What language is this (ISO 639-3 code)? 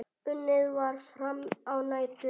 isl